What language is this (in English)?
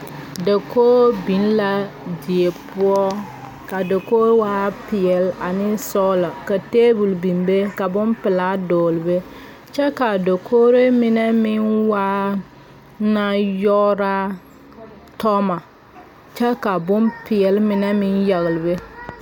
Southern Dagaare